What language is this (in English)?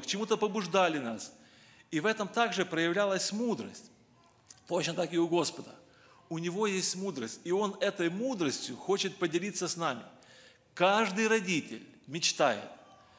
Russian